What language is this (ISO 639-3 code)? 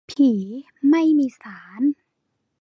tha